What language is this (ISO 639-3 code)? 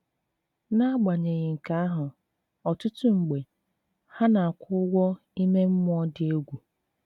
ibo